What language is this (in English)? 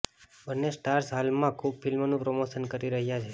Gujarati